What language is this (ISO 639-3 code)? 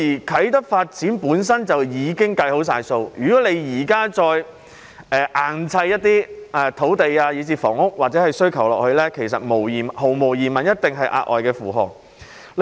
yue